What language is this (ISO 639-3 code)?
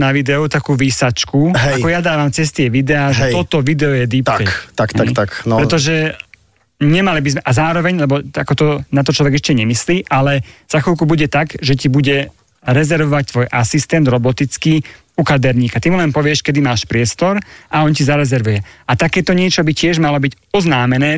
slk